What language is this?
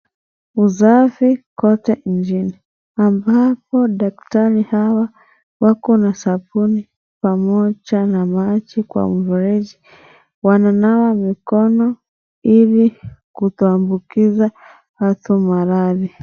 Swahili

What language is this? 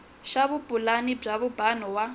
Tsonga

